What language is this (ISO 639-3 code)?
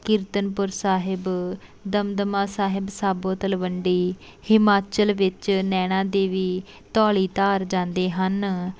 pan